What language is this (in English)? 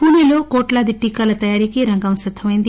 Telugu